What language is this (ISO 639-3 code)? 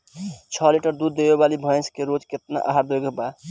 bho